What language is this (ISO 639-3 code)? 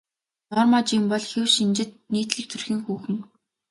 mon